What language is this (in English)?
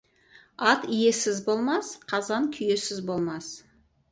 Kazakh